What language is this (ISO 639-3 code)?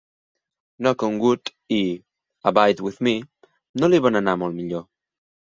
cat